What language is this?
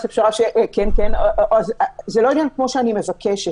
Hebrew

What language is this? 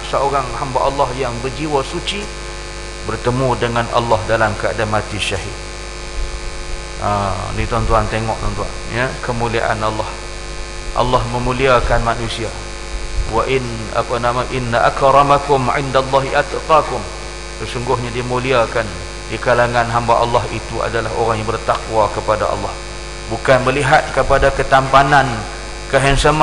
Malay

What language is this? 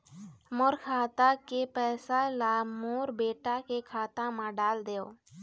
Chhattisgarhi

